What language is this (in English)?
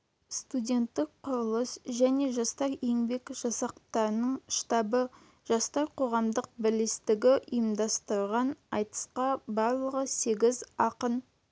Kazakh